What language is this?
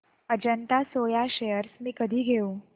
Marathi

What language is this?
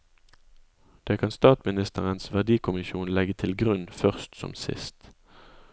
Norwegian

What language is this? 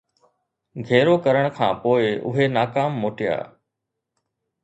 Sindhi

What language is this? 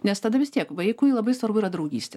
Lithuanian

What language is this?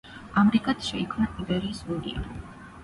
Georgian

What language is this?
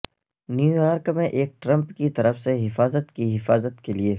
Urdu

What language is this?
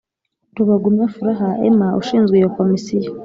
Kinyarwanda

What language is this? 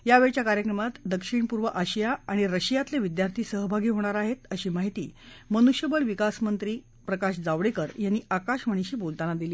Marathi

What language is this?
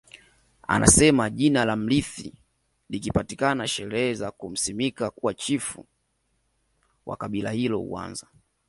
Swahili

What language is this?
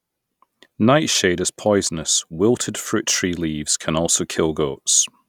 English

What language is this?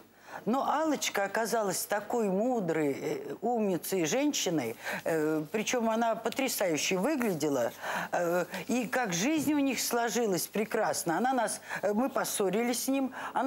Russian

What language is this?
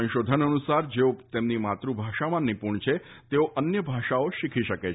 Gujarati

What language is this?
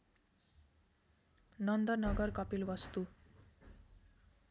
Nepali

